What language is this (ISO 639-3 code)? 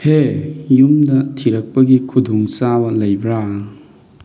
mni